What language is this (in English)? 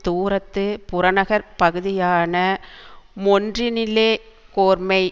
Tamil